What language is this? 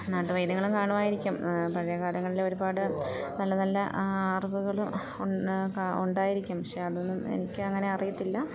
Malayalam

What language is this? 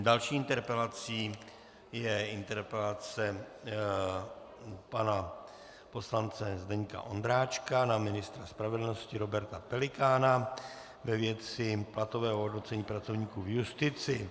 Czech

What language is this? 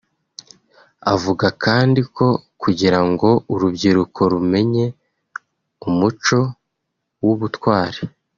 Kinyarwanda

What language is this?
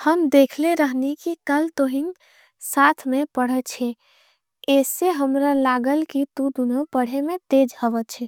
Angika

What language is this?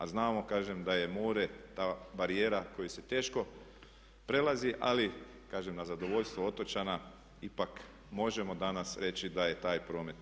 Croatian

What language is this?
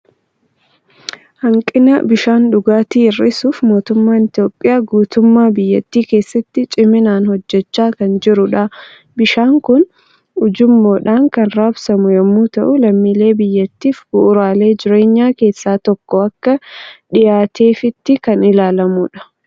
Oromo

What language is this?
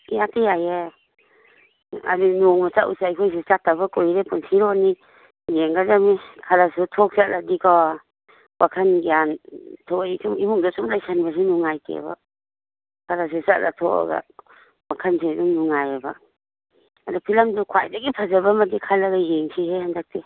Manipuri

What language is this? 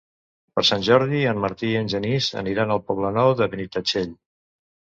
Catalan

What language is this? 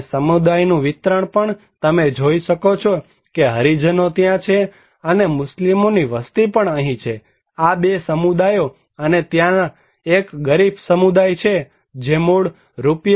Gujarati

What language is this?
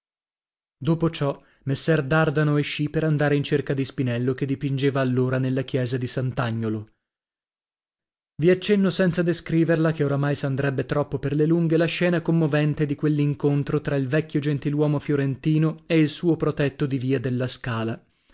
Italian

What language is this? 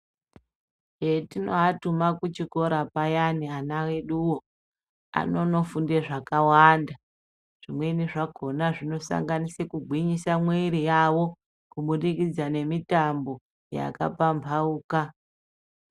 Ndau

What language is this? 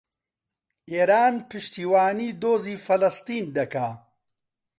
Central Kurdish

